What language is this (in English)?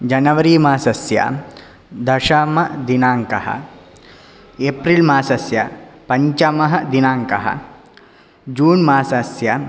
Sanskrit